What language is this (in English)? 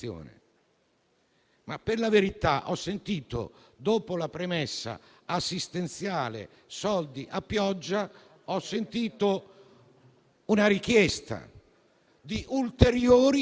Italian